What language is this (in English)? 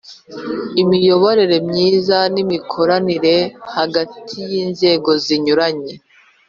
Kinyarwanda